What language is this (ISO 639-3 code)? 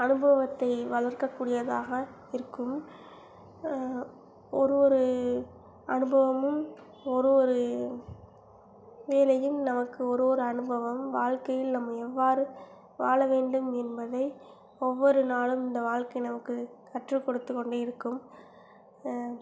tam